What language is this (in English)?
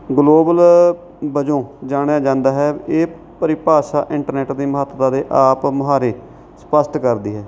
Punjabi